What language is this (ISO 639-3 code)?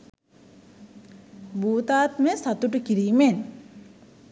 sin